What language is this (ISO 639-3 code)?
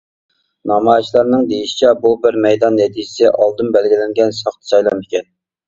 uig